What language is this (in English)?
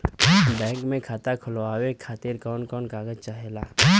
Bhojpuri